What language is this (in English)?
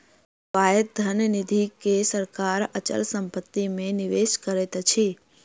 Maithili